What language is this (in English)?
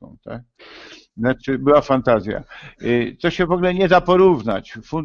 Polish